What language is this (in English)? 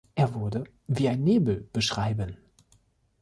German